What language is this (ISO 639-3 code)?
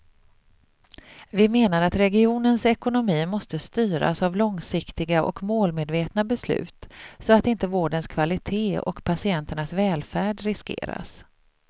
swe